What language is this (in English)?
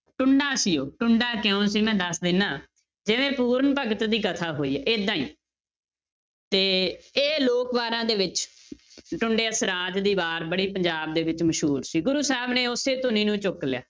Punjabi